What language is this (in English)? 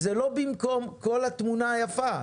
Hebrew